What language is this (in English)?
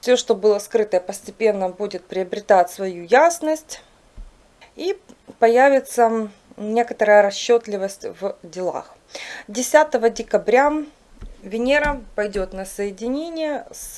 Russian